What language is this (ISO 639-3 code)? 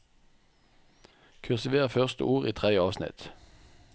nor